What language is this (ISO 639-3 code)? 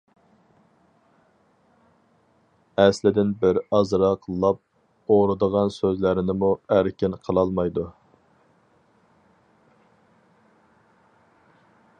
uig